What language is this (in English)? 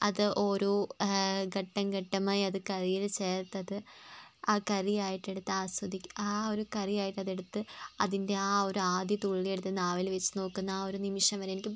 Malayalam